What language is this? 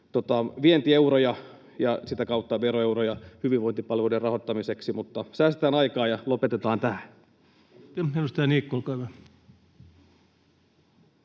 Finnish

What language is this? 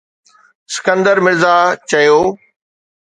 Sindhi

